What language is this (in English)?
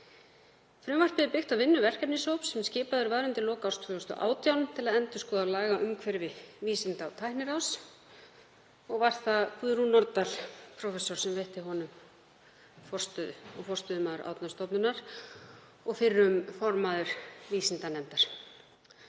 Icelandic